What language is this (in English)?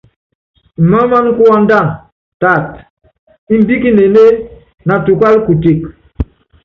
Yangben